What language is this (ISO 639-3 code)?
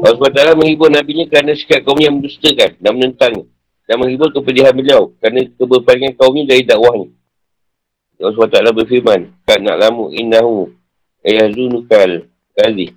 msa